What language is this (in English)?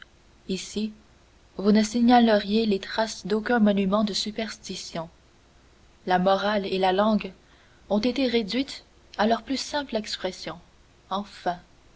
French